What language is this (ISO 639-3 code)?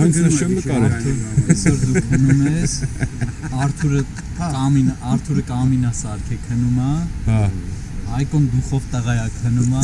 hye